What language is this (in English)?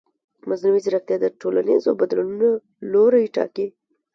Pashto